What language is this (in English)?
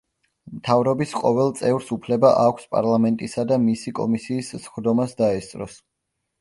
Georgian